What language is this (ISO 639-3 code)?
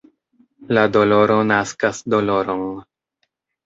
epo